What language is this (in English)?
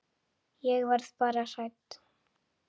Icelandic